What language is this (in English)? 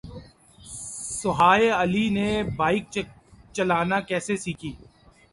Urdu